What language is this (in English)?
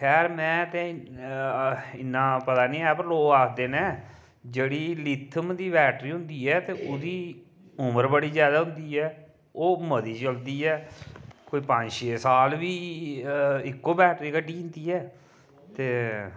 Dogri